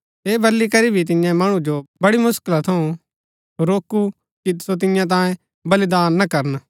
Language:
Gaddi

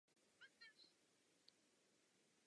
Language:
Czech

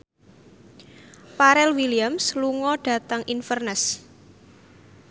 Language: Javanese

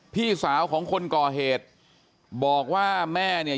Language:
Thai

